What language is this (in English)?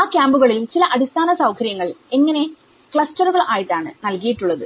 Malayalam